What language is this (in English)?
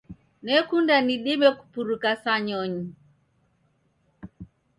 Taita